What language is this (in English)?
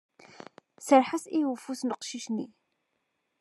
Kabyle